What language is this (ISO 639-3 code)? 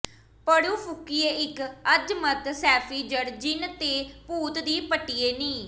pan